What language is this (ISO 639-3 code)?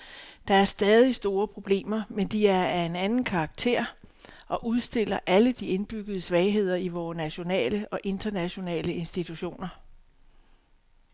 dan